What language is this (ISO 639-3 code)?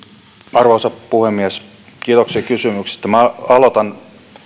fin